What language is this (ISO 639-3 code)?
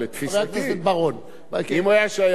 heb